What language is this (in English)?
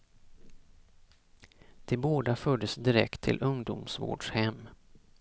Swedish